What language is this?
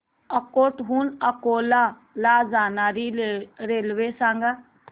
Marathi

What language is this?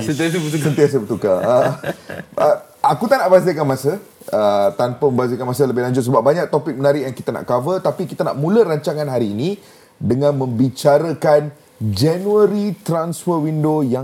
Malay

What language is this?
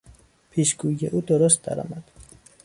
Persian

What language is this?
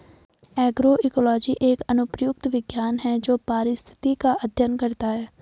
Hindi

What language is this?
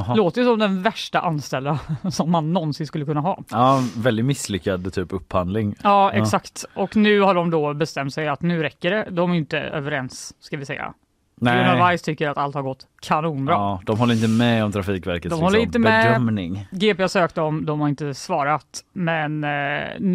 Swedish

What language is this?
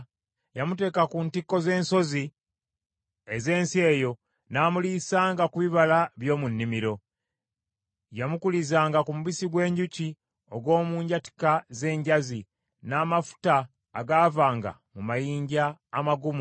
Ganda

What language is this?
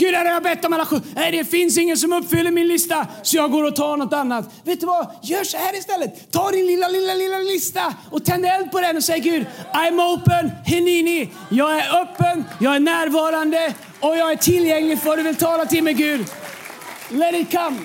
Swedish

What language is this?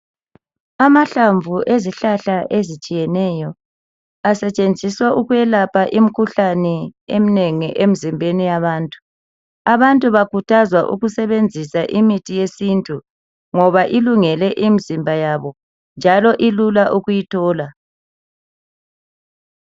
North Ndebele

